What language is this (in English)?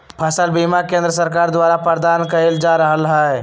Magahi